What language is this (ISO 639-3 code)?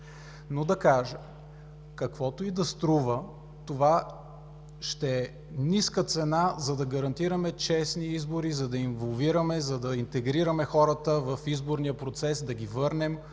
bul